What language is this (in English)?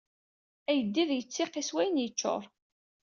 Kabyle